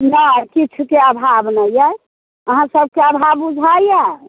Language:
Maithili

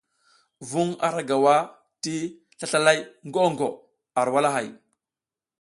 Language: South Giziga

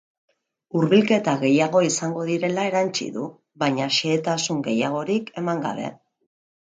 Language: Basque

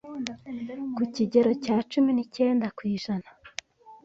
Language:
Kinyarwanda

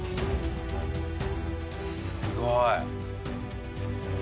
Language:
Japanese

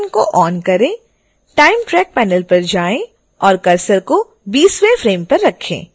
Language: Hindi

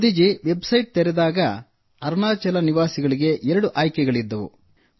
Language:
Kannada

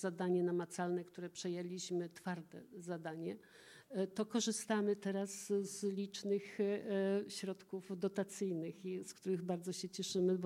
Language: Polish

